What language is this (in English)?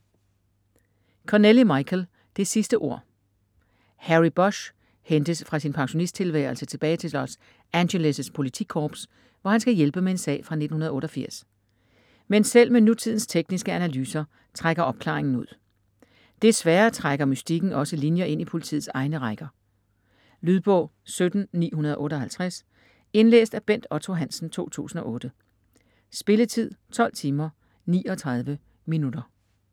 Danish